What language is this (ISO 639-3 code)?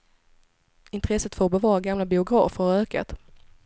swe